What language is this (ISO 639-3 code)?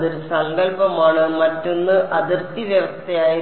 mal